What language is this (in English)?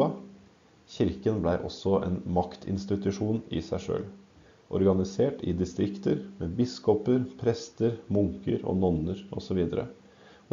Norwegian